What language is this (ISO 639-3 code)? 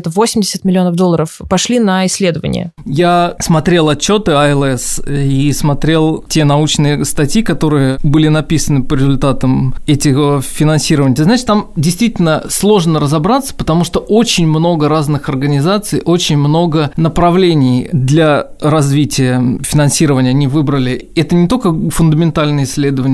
rus